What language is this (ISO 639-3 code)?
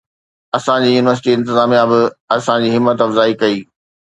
snd